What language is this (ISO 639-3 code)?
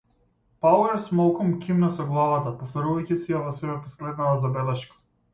mkd